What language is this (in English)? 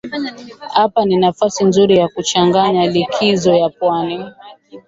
Swahili